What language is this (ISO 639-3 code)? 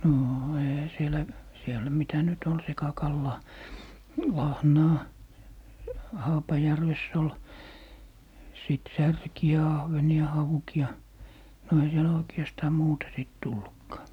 fin